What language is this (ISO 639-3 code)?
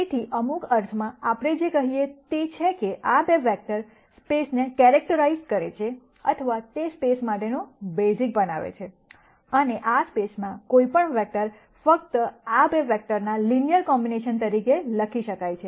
guj